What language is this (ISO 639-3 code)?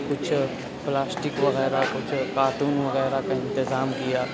urd